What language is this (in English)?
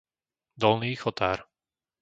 Slovak